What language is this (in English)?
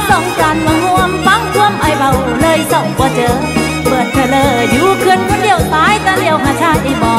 Thai